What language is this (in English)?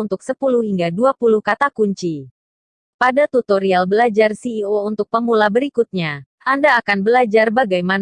Indonesian